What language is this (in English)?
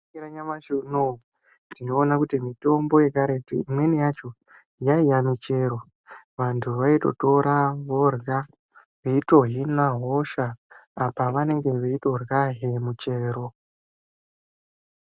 Ndau